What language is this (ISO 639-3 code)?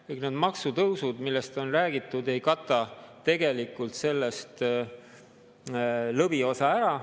est